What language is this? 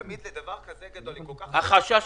Hebrew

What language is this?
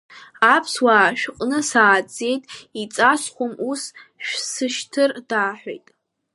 Abkhazian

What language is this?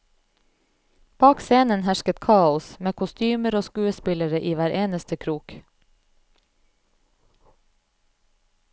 Norwegian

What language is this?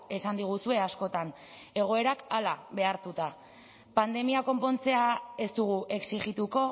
Basque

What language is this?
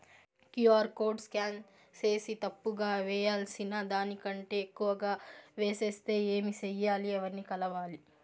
Telugu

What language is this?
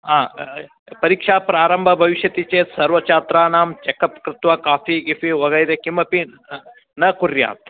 Sanskrit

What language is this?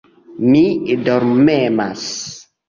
Esperanto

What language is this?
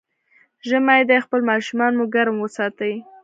Pashto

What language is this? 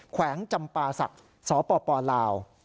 Thai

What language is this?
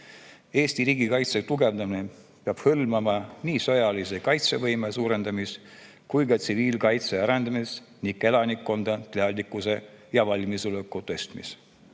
Estonian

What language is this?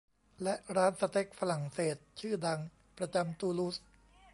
Thai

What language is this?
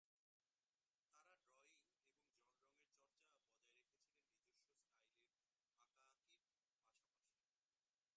Bangla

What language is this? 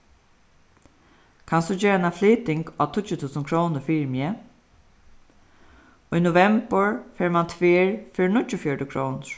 Faroese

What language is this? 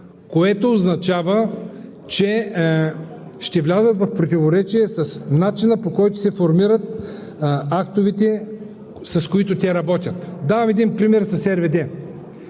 Bulgarian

